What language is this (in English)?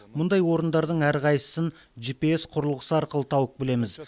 Kazakh